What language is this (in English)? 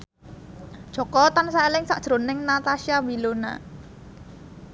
Javanese